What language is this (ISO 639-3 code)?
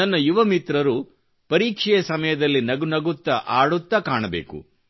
kan